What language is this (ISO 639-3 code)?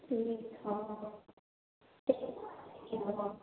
mai